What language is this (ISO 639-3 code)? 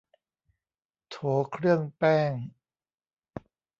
tha